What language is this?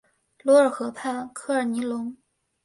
Chinese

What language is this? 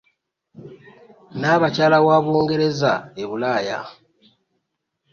Ganda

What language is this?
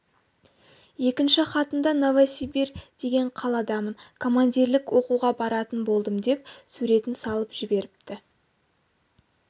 Kazakh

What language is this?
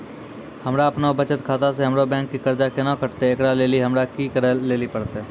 Maithili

